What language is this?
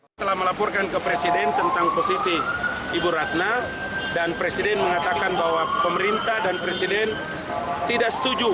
Indonesian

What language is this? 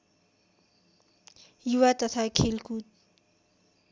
Nepali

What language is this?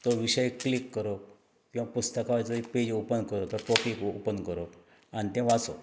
Konkani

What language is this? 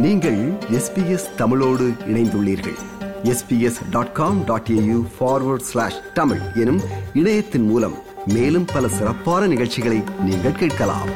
Tamil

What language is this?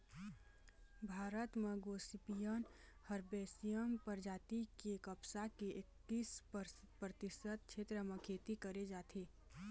Chhattisgarhi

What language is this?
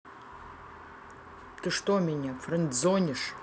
Russian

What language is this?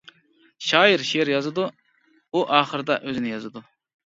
Uyghur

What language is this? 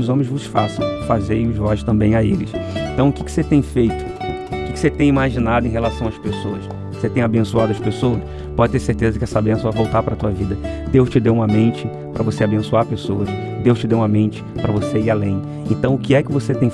Portuguese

